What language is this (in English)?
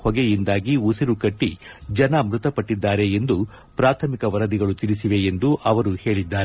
Kannada